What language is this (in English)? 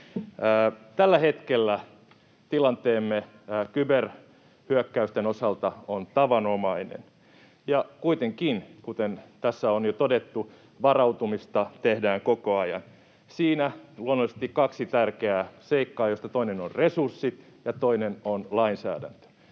Finnish